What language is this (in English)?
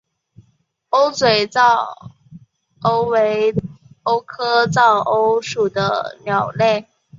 Chinese